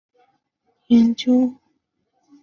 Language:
Chinese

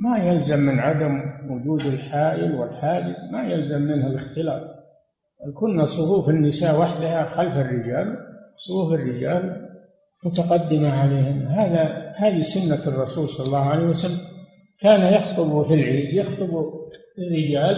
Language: Arabic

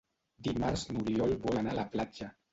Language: Catalan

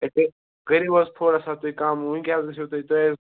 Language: Kashmiri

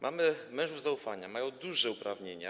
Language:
Polish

